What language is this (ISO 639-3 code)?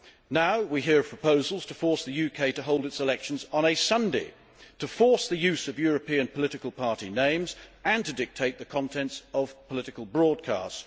eng